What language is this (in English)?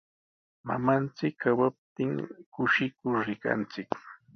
Sihuas Ancash Quechua